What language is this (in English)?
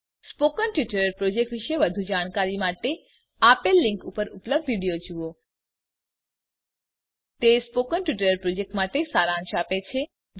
Gujarati